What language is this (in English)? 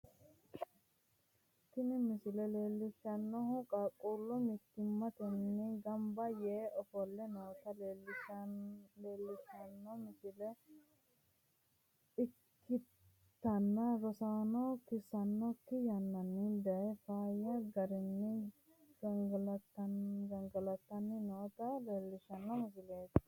Sidamo